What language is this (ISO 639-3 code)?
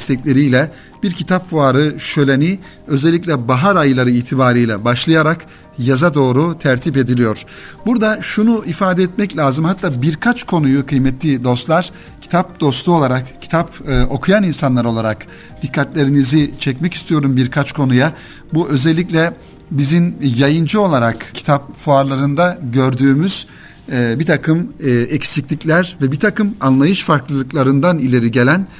tur